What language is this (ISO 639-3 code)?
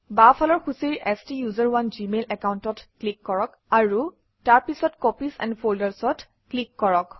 asm